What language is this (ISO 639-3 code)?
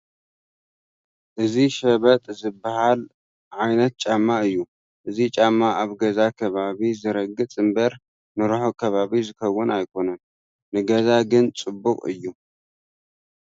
tir